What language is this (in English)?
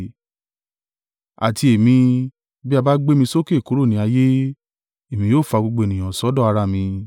Yoruba